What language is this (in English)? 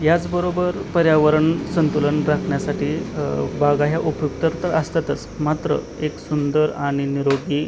Marathi